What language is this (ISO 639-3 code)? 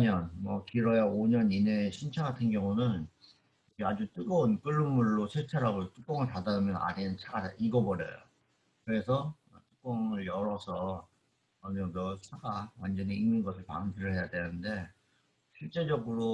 kor